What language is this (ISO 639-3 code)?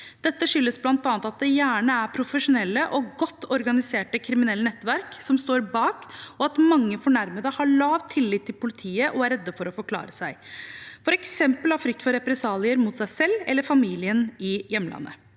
nor